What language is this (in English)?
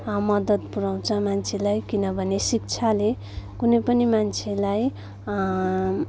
Nepali